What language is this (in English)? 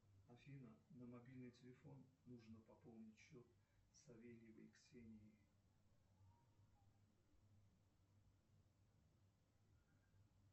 Russian